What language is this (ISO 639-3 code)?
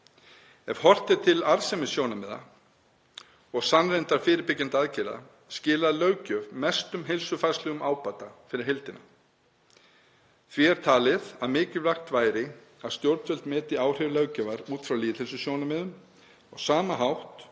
isl